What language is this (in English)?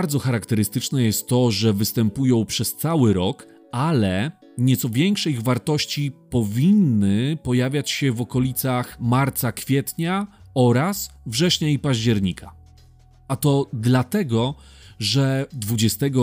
Polish